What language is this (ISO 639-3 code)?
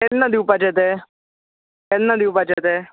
kok